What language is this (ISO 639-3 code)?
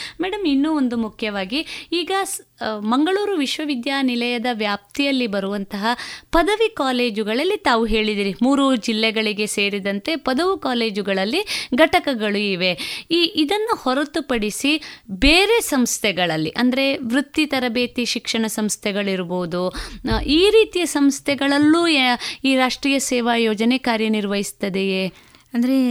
kan